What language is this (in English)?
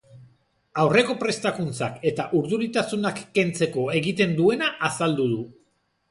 Basque